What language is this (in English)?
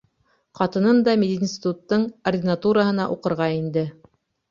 Bashkir